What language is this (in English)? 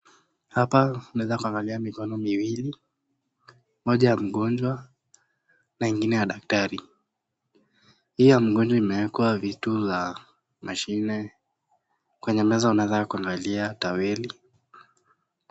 Swahili